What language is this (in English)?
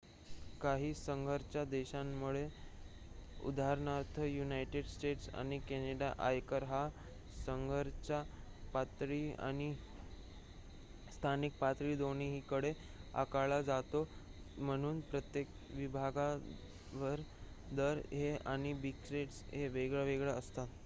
Marathi